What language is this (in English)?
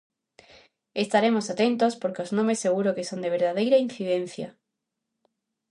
Galician